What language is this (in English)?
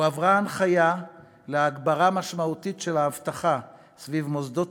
Hebrew